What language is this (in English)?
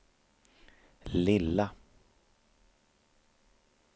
Swedish